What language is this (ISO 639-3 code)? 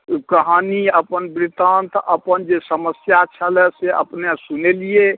mai